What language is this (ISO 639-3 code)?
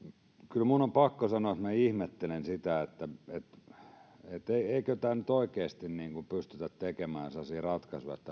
fin